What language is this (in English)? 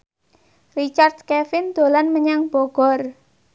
Javanese